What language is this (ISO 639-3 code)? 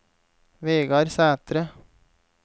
nor